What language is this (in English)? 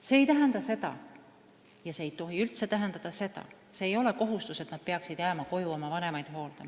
Estonian